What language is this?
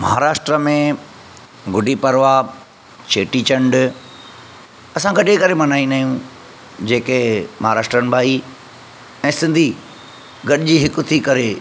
Sindhi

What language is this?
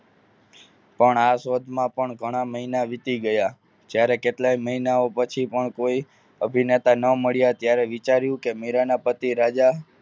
Gujarati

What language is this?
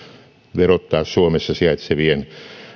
Finnish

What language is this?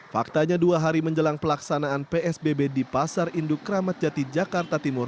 Indonesian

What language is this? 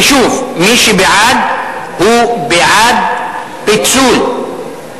Hebrew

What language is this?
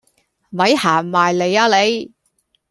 Cantonese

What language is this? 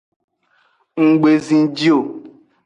Aja (Benin)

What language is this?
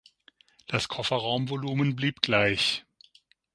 German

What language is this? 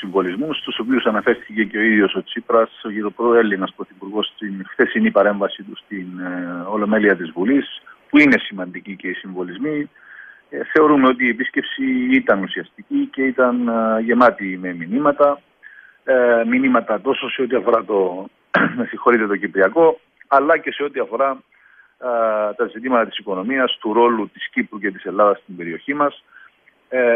Greek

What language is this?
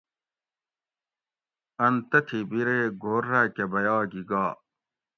Gawri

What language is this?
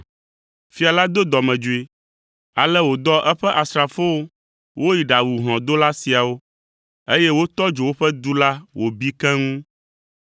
Ewe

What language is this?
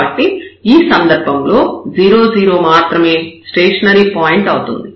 Telugu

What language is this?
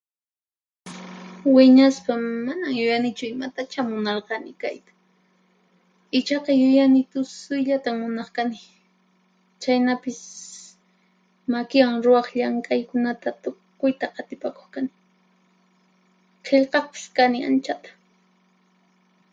Puno Quechua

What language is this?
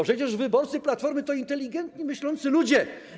Polish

